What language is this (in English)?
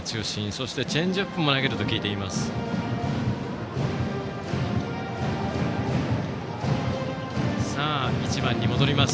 Japanese